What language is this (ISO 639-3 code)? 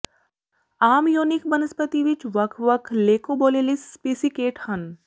pan